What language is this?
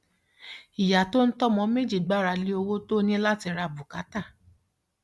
Yoruba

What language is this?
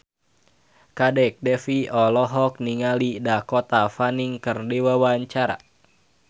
Sundanese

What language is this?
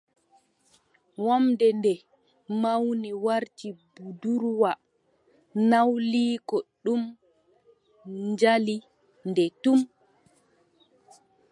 Adamawa Fulfulde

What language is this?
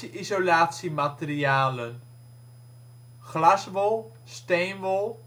Dutch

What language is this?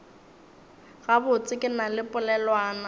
Northern Sotho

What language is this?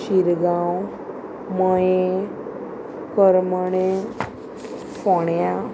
Konkani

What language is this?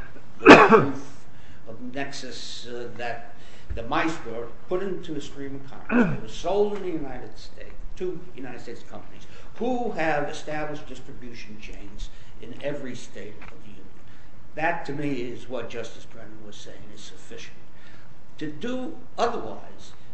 English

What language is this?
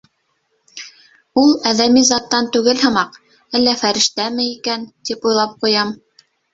Bashkir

